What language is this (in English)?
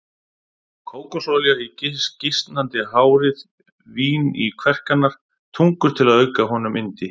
Icelandic